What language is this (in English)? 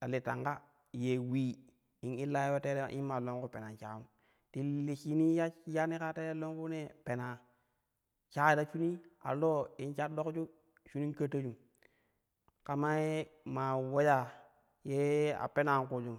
Kushi